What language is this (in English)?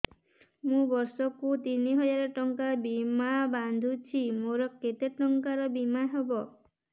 Odia